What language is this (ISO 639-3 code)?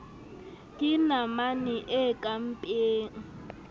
sot